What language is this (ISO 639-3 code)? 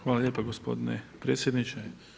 hrv